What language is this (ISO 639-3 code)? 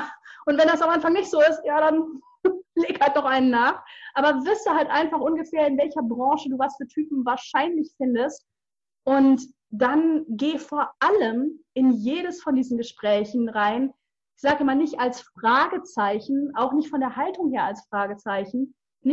deu